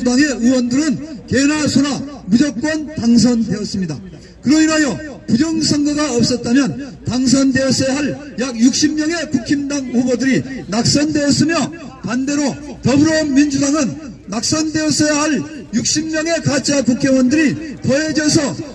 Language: Korean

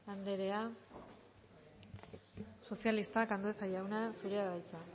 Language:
Basque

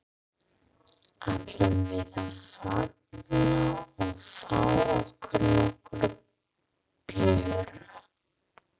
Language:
Icelandic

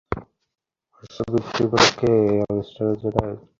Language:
Bangla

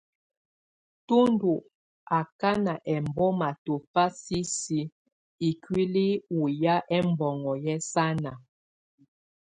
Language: Tunen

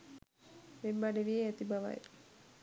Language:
Sinhala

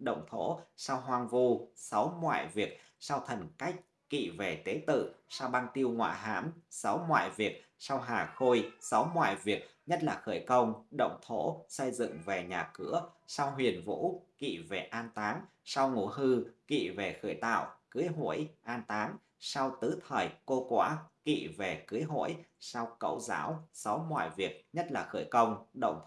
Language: Vietnamese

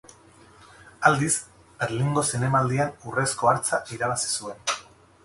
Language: Basque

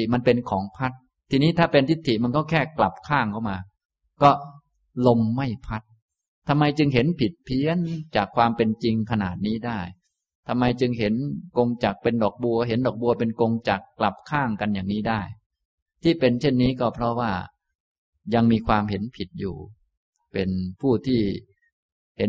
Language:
Thai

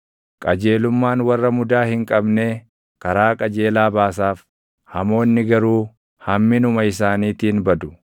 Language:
Oromo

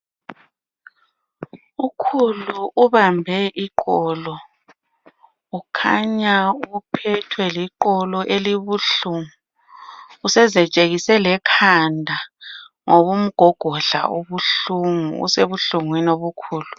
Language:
North Ndebele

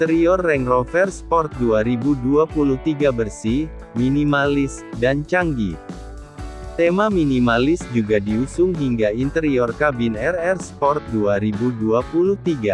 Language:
Indonesian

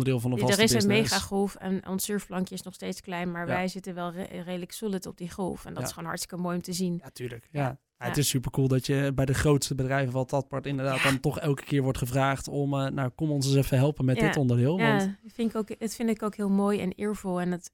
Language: Dutch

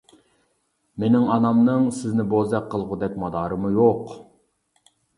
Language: Uyghur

